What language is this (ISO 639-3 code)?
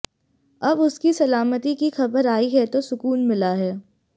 hin